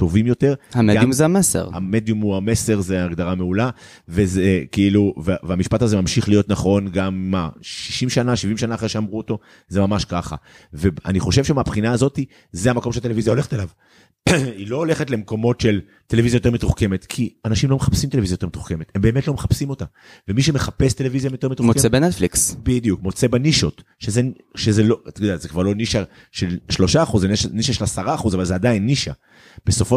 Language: Hebrew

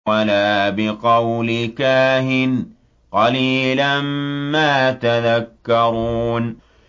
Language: Arabic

